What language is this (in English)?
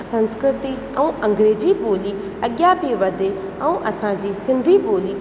Sindhi